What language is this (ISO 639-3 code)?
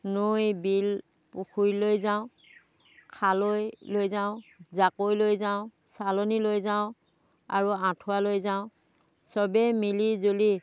asm